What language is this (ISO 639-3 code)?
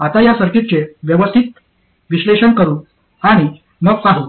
mar